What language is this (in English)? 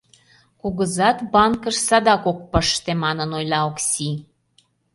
Mari